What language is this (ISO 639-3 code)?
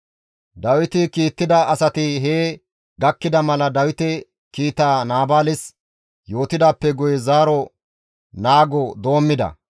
gmv